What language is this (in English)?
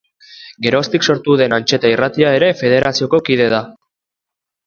Basque